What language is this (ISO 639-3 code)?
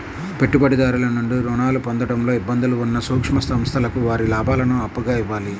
tel